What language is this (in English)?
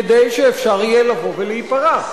Hebrew